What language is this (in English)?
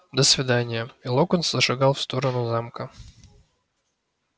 Russian